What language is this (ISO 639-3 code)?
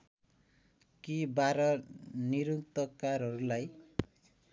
nep